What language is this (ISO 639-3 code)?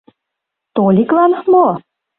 chm